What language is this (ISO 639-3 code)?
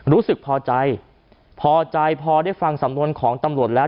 tha